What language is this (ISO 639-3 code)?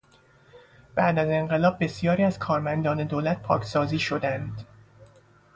fas